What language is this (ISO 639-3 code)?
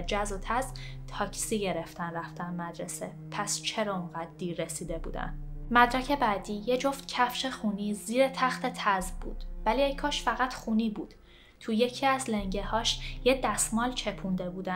fas